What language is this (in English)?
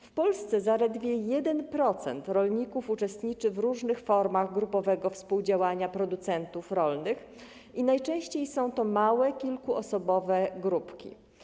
Polish